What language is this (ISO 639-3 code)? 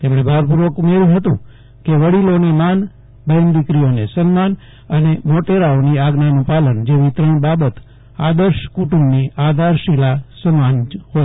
guj